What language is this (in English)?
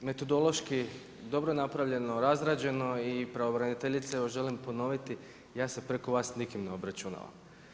Croatian